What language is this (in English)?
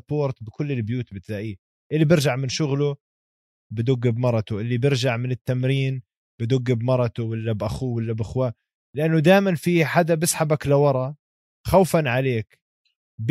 Arabic